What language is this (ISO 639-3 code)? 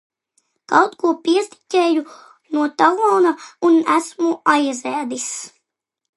lav